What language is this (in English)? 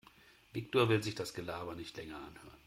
German